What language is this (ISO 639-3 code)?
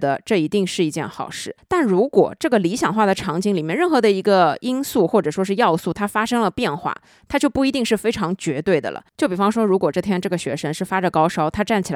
zho